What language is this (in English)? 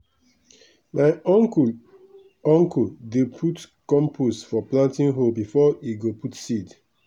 Nigerian Pidgin